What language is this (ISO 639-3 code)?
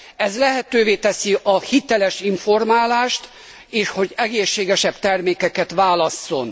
hun